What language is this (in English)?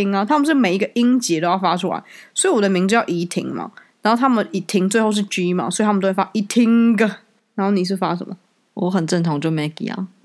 Chinese